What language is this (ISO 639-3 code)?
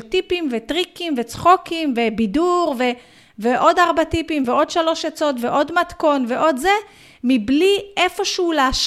heb